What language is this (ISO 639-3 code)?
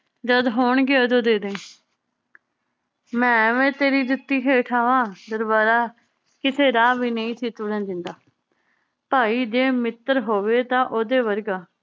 pan